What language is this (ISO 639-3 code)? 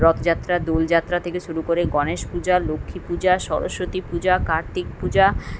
ben